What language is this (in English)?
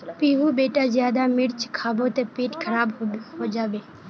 Magahi